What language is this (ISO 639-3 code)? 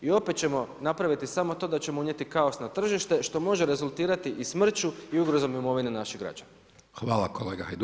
hrv